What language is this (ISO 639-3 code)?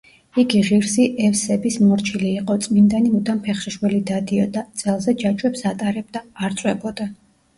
kat